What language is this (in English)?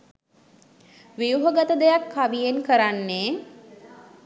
Sinhala